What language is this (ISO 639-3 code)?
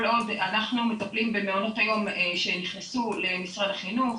heb